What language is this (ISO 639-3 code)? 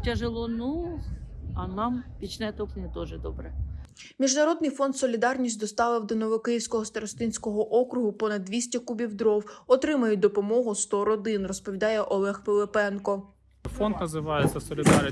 ukr